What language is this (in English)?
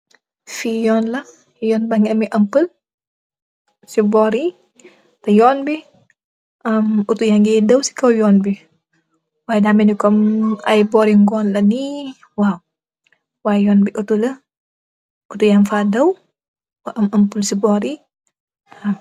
Wolof